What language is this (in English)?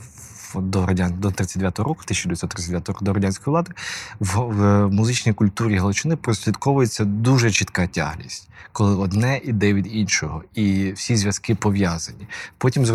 Ukrainian